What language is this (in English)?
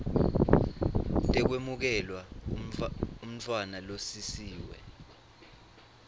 Swati